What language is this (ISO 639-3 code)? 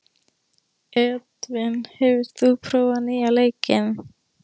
isl